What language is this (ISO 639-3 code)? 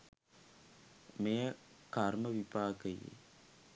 sin